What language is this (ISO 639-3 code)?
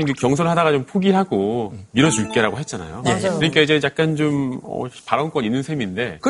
kor